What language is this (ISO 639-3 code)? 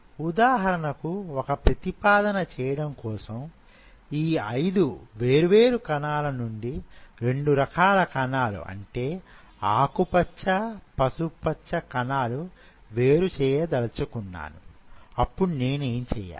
tel